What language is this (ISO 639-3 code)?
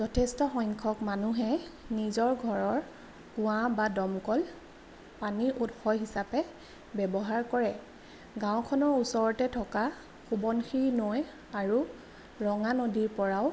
asm